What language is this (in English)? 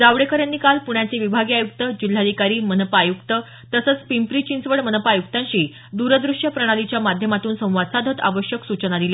Marathi